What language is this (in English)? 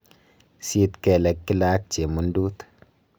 Kalenjin